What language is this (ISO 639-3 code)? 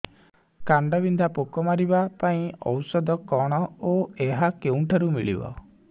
ori